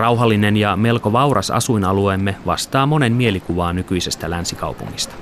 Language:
Finnish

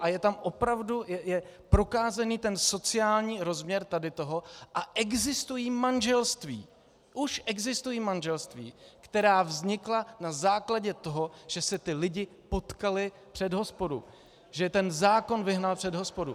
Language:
Czech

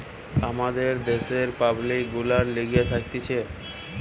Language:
Bangla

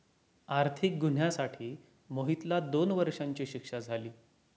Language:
Marathi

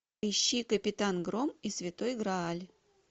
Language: Russian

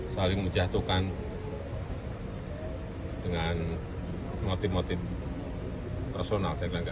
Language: Indonesian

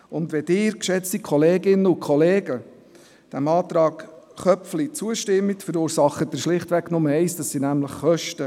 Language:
Swiss German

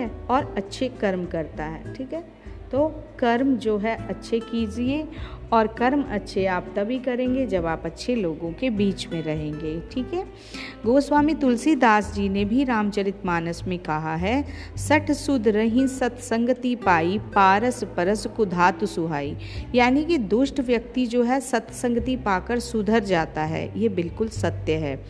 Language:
Hindi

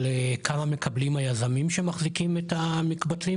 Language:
Hebrew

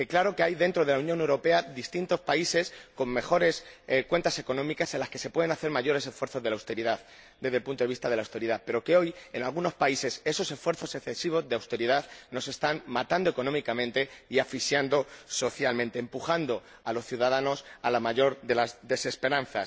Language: Spanish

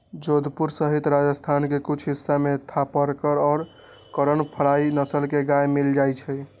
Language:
Magahi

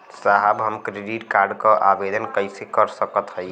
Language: Bhojpuri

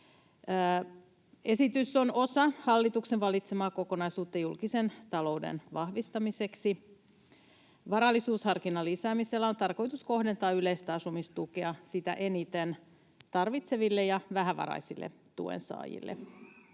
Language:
Finnish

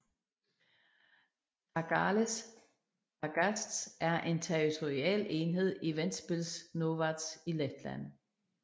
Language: Danish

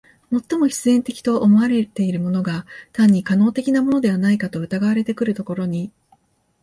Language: Japanese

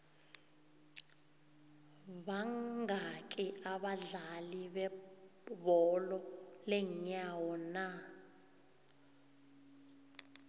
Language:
South Ndebele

